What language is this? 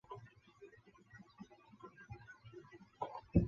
Chinese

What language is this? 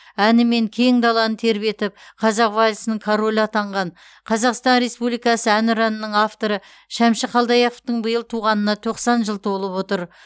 Kazakh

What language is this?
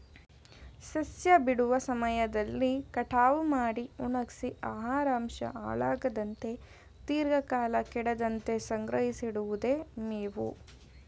Kannada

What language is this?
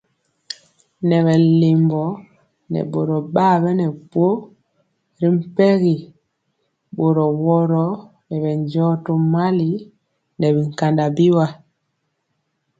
Mpiemo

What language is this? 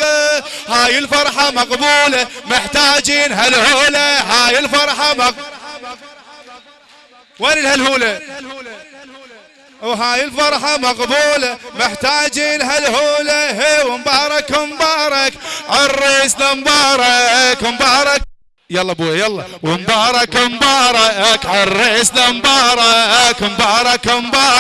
Arabic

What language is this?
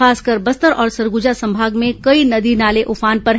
Hindi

